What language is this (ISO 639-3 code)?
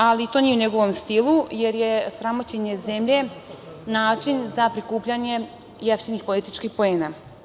srp